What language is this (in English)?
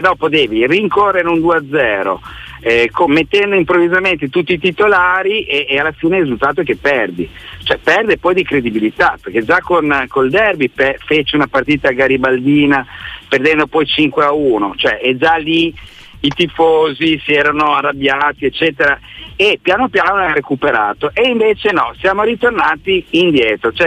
Italian